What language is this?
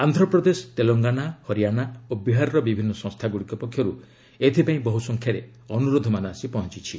Odia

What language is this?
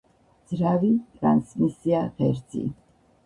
Georgian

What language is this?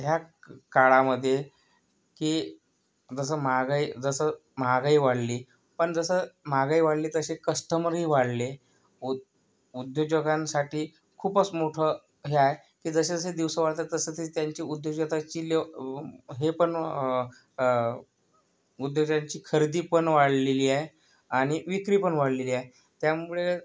Marathi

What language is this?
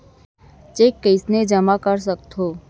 Chhattisgarhi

